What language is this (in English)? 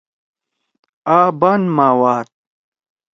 Torwali